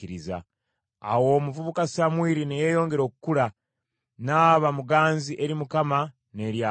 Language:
Ganda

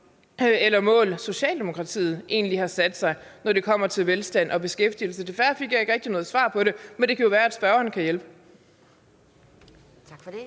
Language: Danish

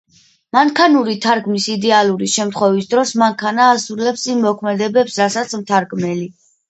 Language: Georgian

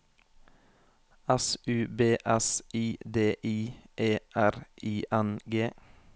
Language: Norwegian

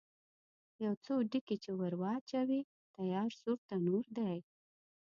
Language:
Pashto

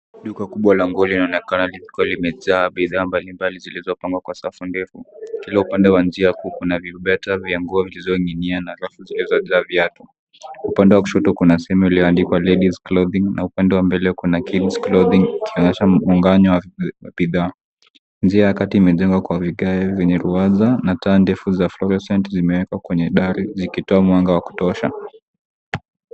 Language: Swahili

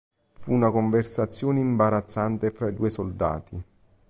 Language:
Italian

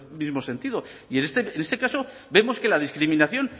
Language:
Spanish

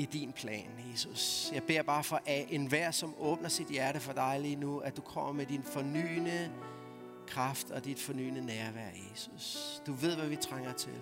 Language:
Danish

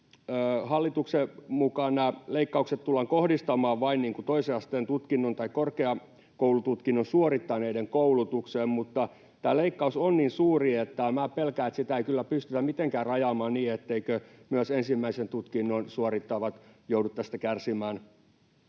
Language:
Finnish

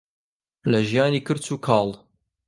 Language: Central Kurdish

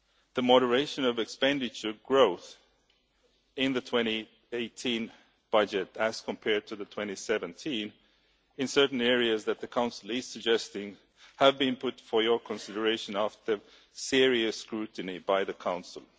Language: English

